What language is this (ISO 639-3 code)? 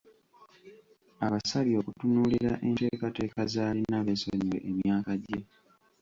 lug